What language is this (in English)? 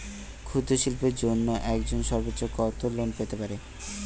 Bangla